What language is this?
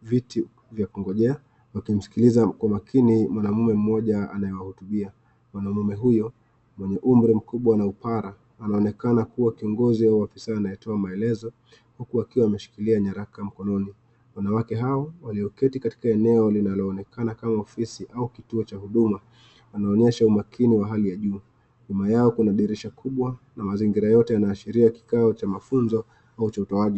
Swahili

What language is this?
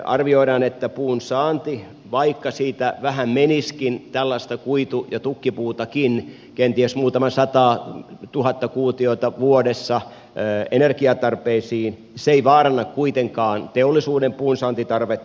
Finnish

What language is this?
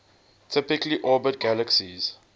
English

